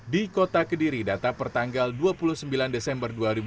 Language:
Indonesian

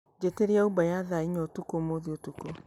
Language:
Kikuyu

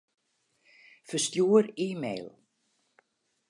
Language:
Western Frisian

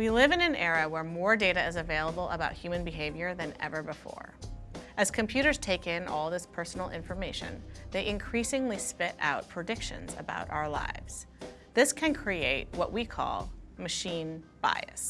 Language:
English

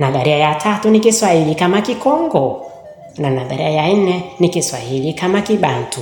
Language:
Swahili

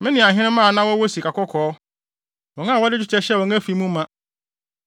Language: Akan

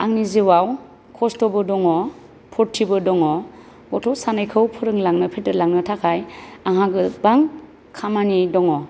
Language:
Bodo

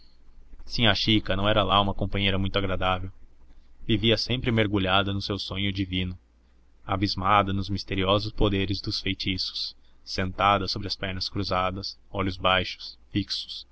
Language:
Portuguese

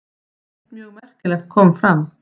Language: Icelandic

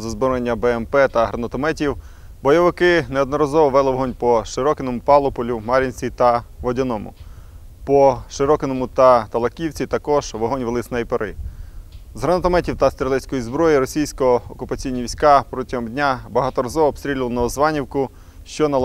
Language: Ukrainian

